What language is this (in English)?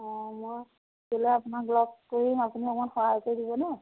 Assamese